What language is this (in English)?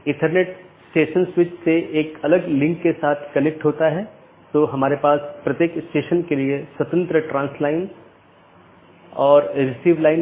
Hindi